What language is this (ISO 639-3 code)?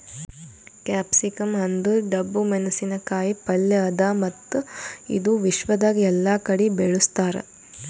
kan